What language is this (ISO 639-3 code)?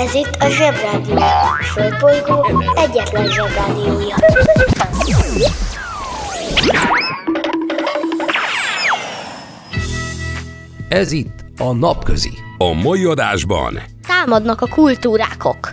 hun